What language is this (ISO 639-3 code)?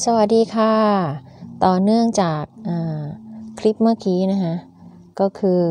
tha